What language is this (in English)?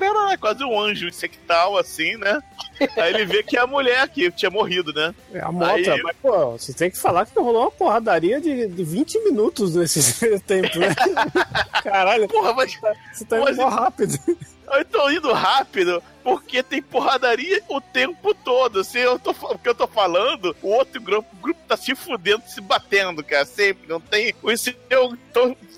Portuguese